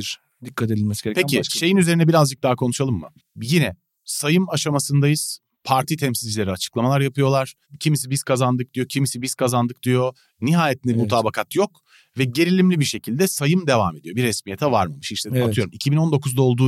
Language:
Turkish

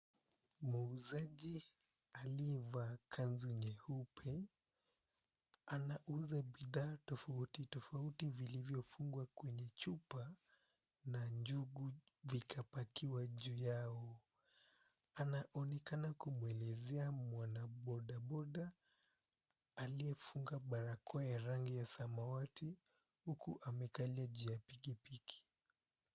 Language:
Swahili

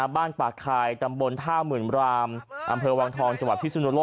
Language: Thai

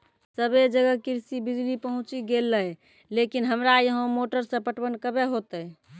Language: Maithili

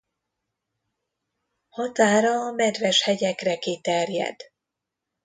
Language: Hungarian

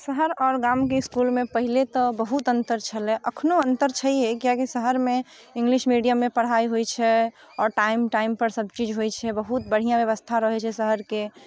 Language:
Maithili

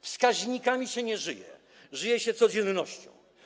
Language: Polish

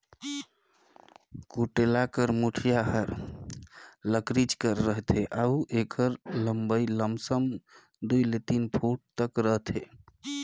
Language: Chhattisgarhi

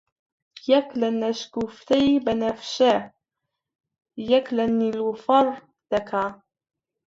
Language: Central Kurdish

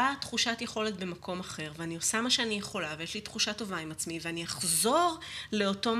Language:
Hebrew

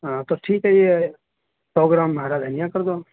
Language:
Urdu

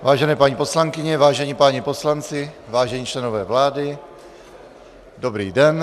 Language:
Czech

